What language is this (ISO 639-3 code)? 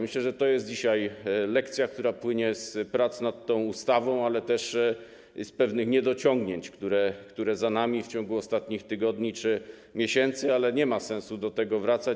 pol